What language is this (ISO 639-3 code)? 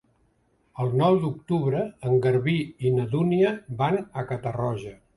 cat